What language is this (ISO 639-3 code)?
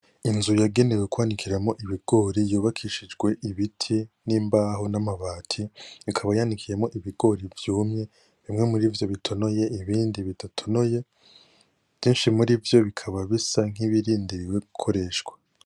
run